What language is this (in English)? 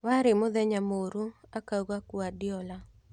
Kikuyu